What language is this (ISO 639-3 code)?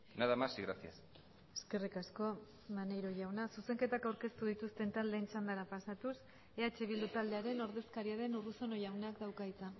eus